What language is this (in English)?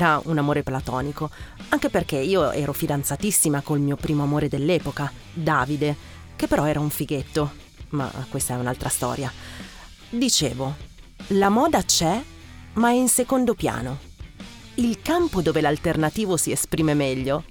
Italian